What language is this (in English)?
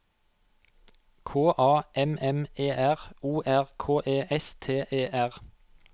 Norwegian